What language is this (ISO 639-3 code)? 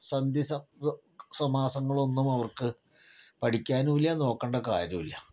mal